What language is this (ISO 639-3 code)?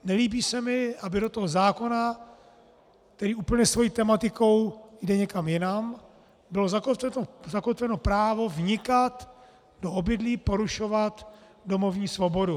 ces